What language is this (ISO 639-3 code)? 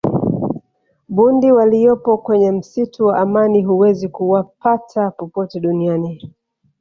swa